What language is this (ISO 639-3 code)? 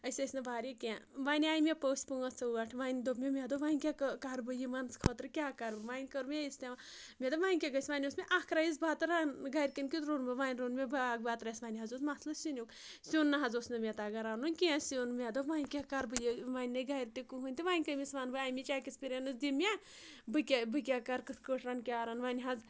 kas